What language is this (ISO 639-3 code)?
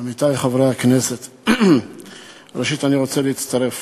heb